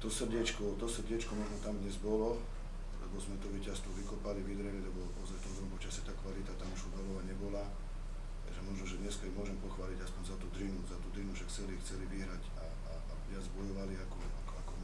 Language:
Slovak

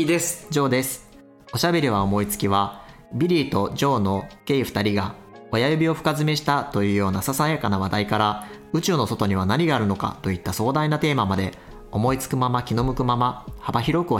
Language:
Japanese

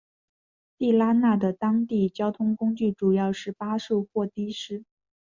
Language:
Chinese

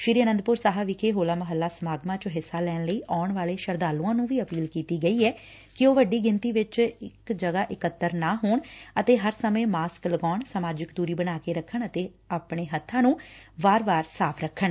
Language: Punjabi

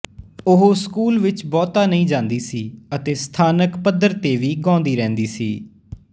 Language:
Punjabi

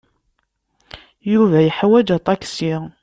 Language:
Kabyle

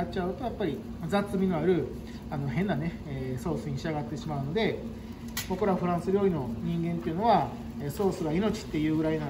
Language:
Japanese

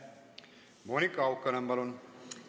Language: Estonian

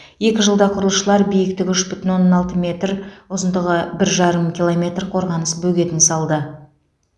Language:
Kazakh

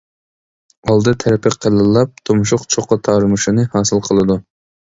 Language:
Uyghur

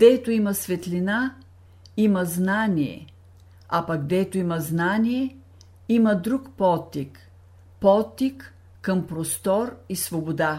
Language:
Bulgarian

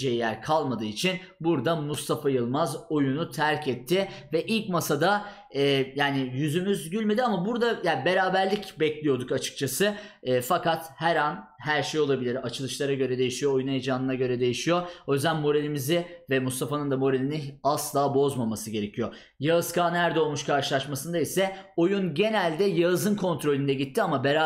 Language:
Turkish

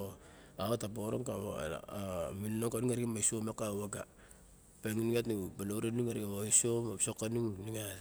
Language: Barok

